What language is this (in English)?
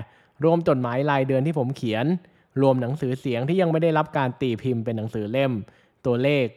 Thai